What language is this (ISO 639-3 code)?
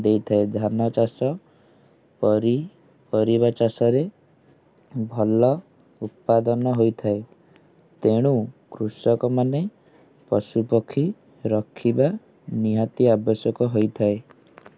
ori